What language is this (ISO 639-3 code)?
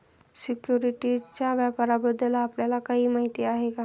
mar